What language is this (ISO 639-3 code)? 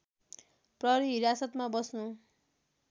nep